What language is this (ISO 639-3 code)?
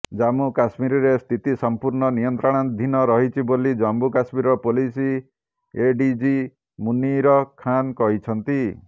ori